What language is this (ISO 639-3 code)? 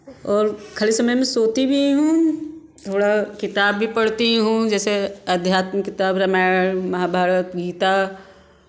hin